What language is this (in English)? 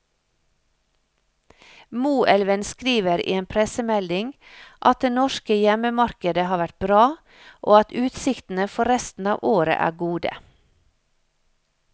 Norwegian